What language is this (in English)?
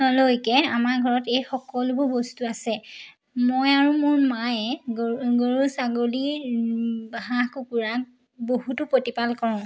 Assamese